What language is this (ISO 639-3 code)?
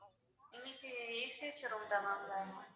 tam